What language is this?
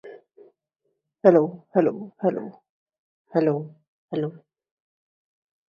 English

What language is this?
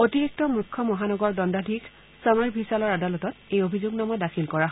Assamese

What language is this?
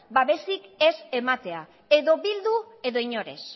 Basque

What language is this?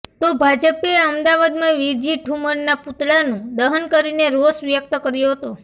Gujarati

